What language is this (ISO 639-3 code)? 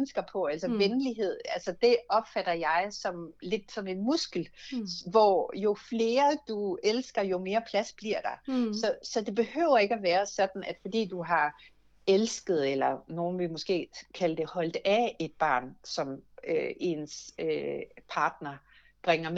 dan